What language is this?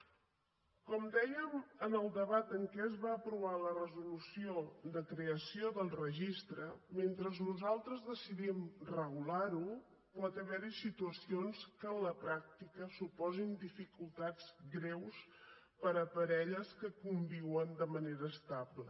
Catalan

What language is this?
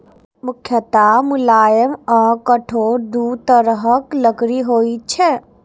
Maithili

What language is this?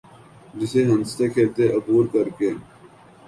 Urdu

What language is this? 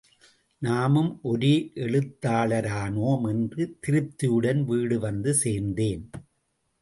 Tamil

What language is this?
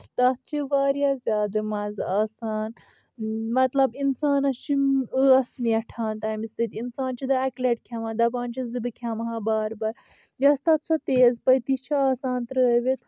Kashmiri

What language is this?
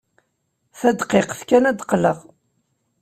Kabyle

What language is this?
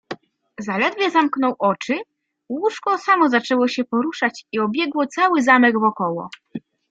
Polish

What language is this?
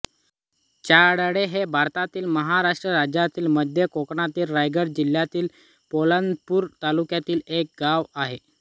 Marathi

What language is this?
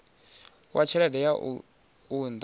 Venda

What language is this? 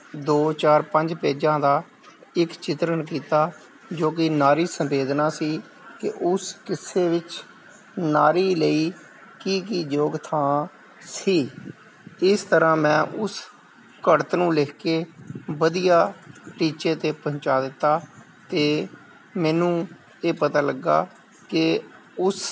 Punjabi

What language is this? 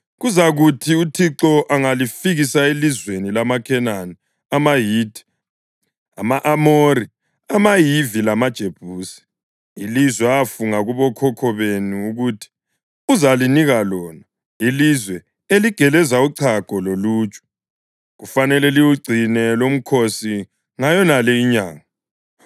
North Ndebele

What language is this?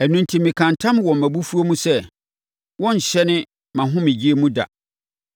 Akan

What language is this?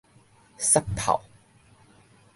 Min Nan Chinese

